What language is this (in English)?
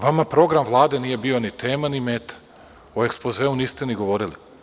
Serbian